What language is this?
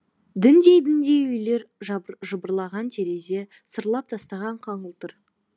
Kazakh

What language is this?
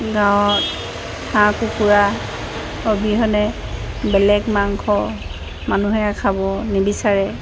Assamese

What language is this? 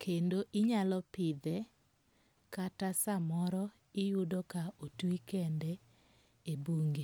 Luo (Kenya and Tanzania)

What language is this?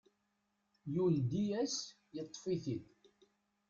Kabyle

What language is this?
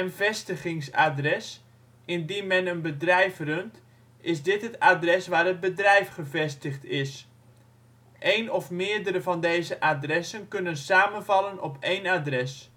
Dutch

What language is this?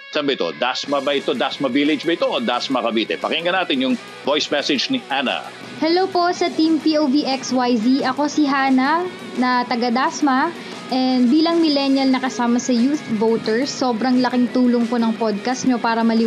Filipino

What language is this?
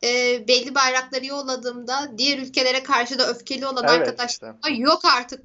Turkish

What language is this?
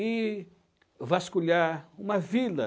Portuguese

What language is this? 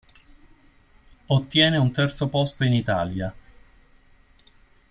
Italian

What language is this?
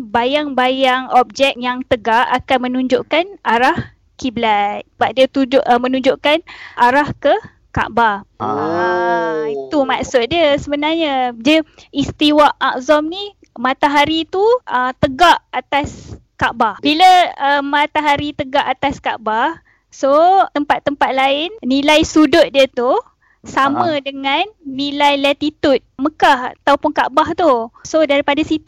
Malay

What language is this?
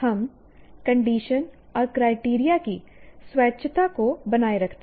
Hindi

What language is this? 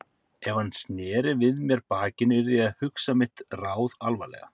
Icelandic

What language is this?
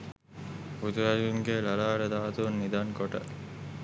Sinhala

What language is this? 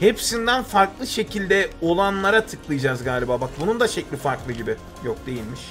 Turkish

